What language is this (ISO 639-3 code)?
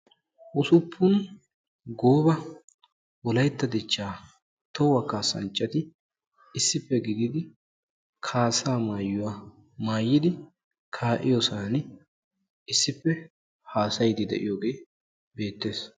wal